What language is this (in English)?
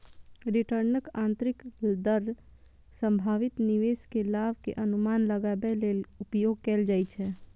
Maithili